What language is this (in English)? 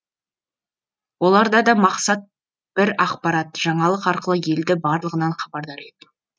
Kazakh